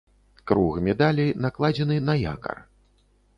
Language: Belarusian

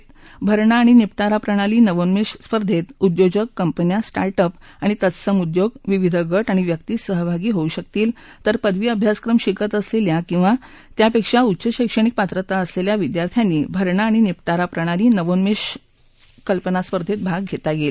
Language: Marathi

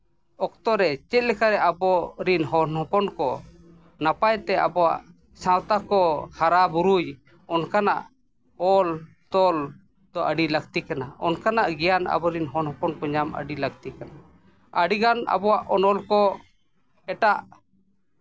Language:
Santali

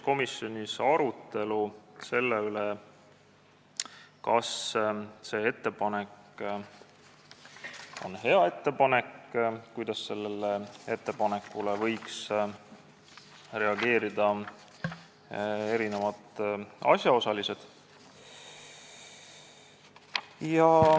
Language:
Estonian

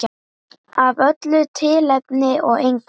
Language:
Icelandic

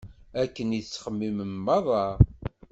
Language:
Kabyle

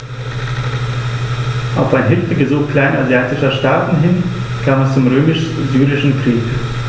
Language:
German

